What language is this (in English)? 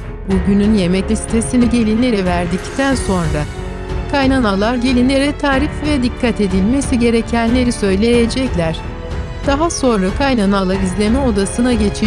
Turkish